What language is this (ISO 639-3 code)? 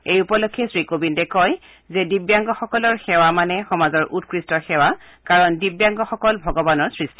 asm